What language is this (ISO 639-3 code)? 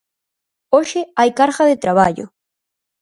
glg